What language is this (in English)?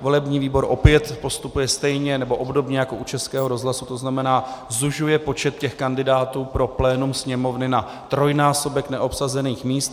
Czech